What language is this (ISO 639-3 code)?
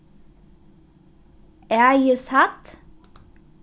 fao